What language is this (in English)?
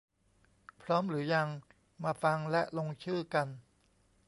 Thai